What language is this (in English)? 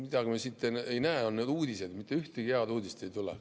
Estonian